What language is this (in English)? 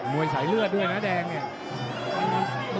Thai